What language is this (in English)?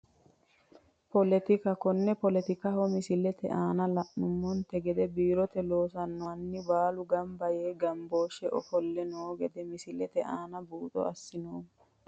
Sidamo